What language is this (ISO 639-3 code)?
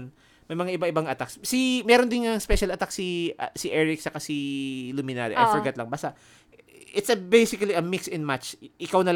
fil